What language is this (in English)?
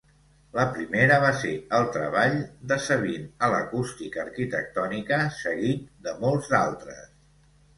Catalan